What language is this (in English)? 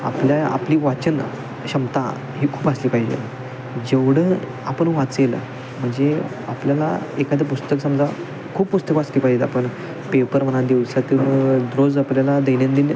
Marathi